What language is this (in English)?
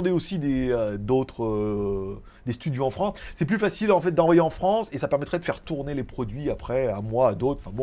French